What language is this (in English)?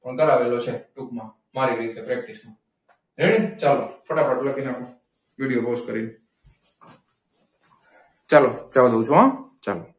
Gujarati